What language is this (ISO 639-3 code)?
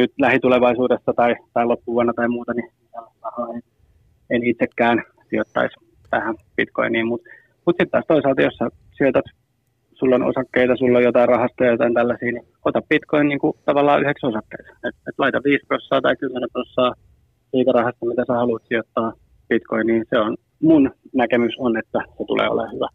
fin